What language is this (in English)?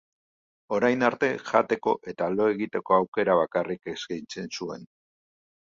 Basque